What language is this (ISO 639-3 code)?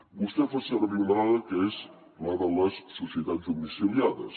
cat